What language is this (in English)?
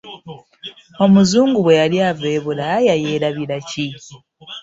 Ganda